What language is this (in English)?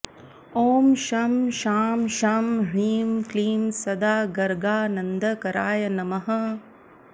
Sanskrit